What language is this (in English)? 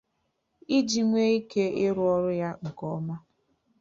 Igbo